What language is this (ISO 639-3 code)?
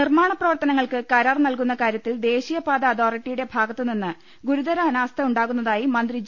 mal